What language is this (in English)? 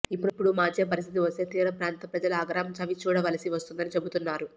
Telugu